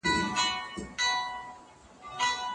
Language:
Pashto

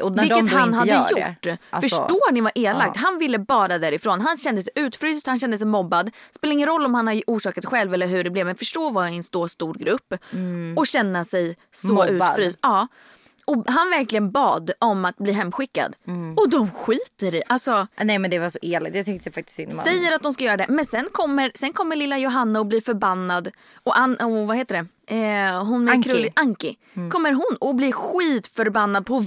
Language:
Swedish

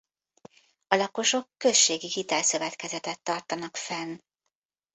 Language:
Hungarian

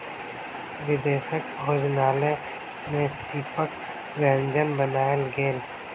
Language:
Maithili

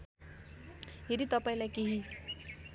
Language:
Nepali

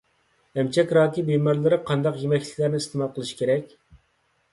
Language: Uyghur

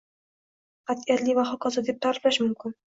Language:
Uzbek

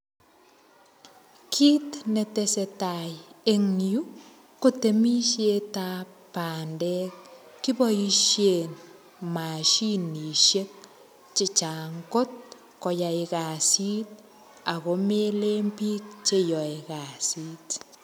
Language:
Kalenjin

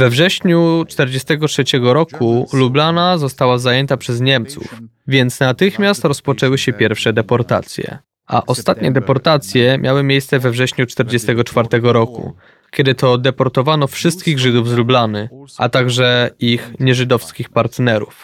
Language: Polish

